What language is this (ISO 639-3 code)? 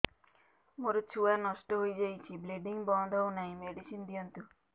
ori